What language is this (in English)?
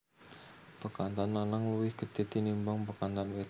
Javanese